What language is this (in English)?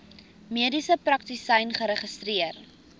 Afrikaans